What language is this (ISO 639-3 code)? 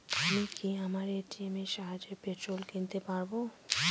ben